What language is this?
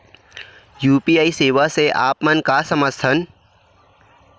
Chhattisgarhi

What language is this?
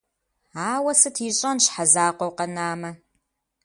Kabardian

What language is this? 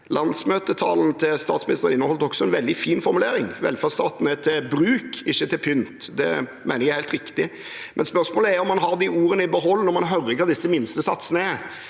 Norwegian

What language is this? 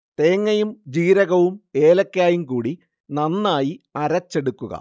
Malayalam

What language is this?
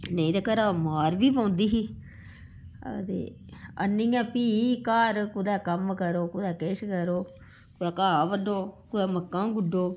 Dogri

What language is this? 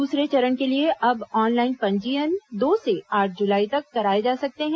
Hindi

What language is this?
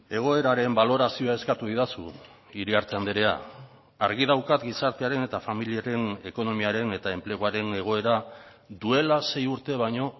Basque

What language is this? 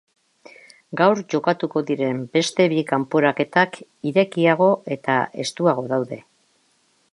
Basque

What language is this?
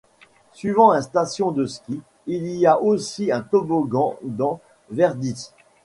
French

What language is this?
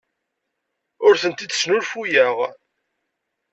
Kabyle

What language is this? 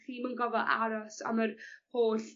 Welsh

